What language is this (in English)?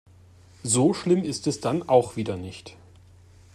German